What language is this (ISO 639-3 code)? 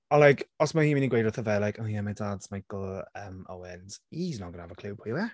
cym